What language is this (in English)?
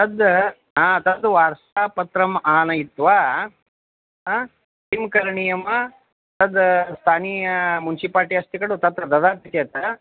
Sanskrit